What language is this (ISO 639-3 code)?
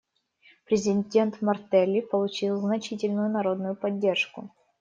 rus